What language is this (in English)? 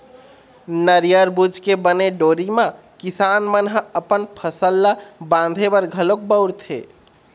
Chhattisgarhi